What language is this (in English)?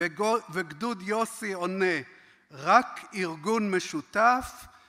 Hebrew